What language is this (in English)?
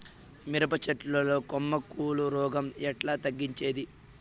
Telugu